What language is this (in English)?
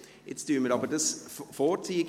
Swiss German